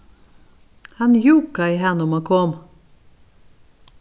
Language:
Faroese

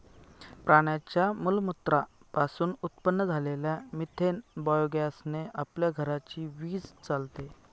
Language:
Marathi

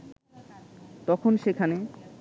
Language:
Bangla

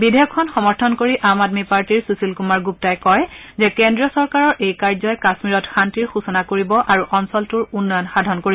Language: Assamese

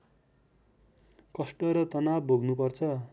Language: Nepali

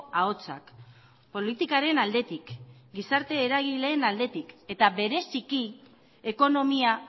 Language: Basque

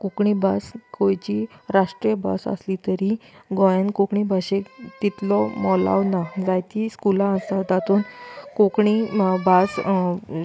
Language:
Konkani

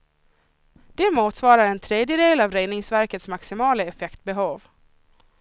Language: Swedish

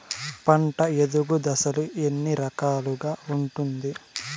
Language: Telugu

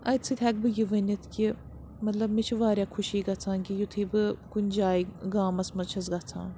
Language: Kashmiri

